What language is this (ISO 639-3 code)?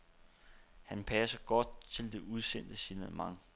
dan